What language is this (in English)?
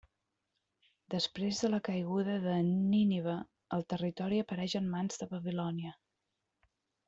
Catalan